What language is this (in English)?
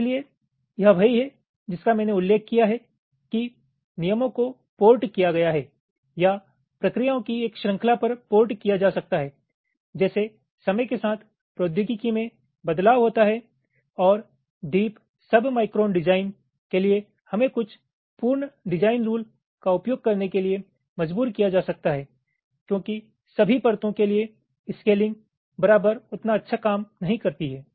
Hindi